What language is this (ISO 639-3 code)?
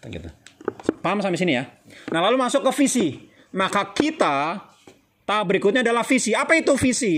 ind